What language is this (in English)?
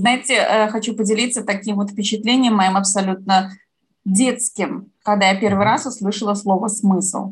Russian